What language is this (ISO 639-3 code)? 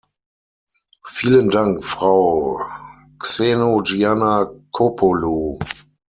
deu